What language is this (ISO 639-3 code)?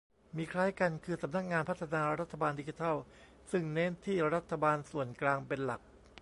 tha